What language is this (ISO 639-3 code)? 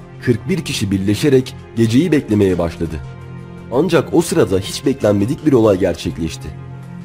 tur